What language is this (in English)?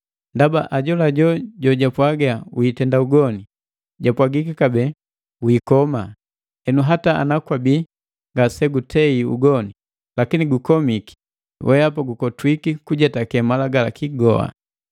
Matengo